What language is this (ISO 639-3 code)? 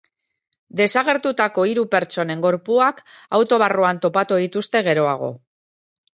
eus